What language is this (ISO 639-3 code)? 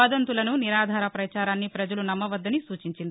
tel